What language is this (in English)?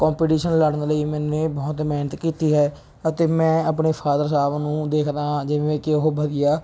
Punjabi